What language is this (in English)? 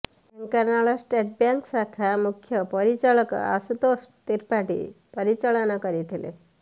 Odia